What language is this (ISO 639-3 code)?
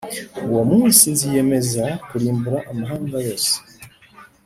kin